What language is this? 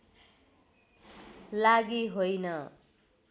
Nepali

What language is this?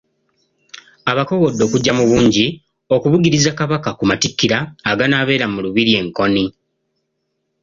Ganda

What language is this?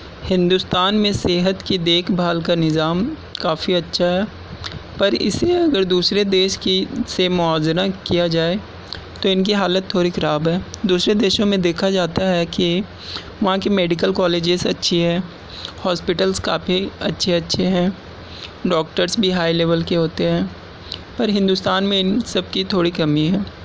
Urdu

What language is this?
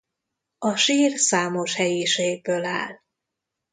Hungarian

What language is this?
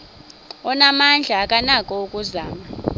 Xhosa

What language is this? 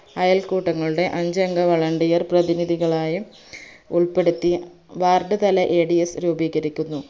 Malayalam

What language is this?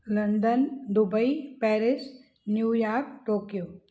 Sindhi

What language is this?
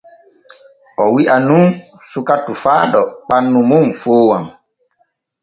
Borgu Fulfulde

